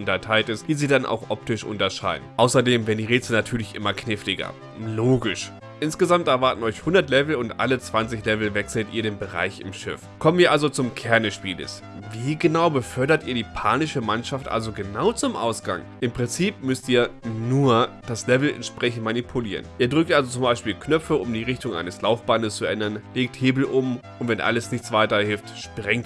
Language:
German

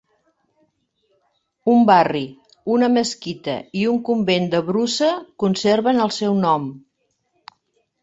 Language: Catalan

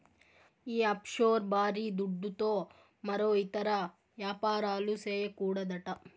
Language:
Telugu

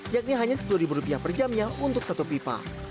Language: Indonesian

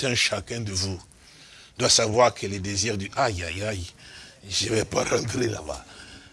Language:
French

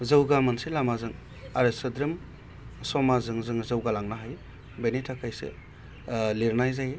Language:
Bodo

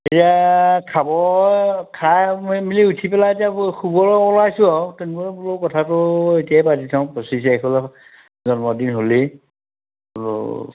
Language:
Assamese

